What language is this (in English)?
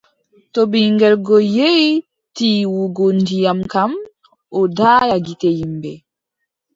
Adamawa Fulfulde